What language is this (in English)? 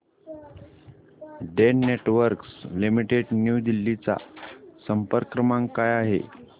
Marathi